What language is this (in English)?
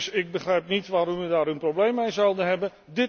Dutch